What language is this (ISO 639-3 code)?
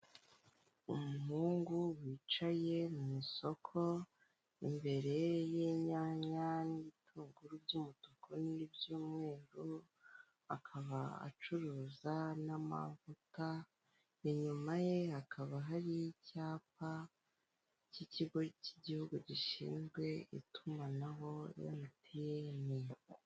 kin